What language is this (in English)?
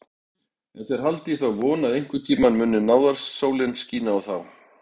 Icelandic